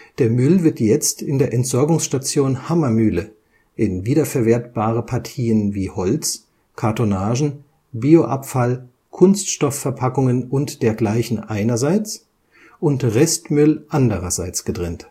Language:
German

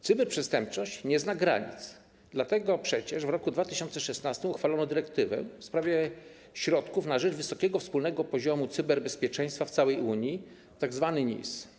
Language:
Polish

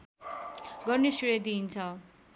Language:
Nepali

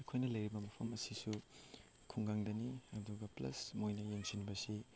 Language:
Manipuri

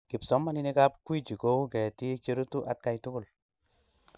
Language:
Kalenjin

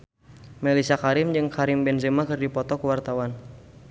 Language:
Sundanese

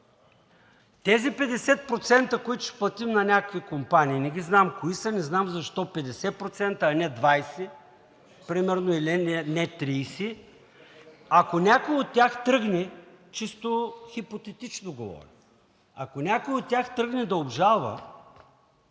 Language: Bulgarian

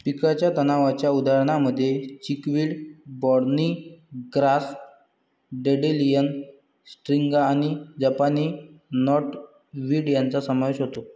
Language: Marathi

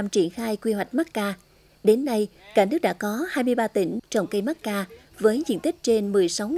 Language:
Vietnamese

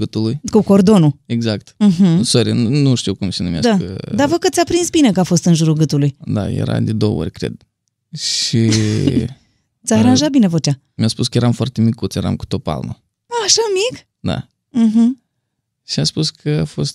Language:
Romanian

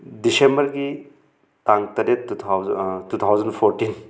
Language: Manipuri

